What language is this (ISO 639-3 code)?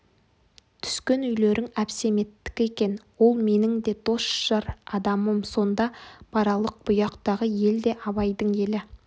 kaz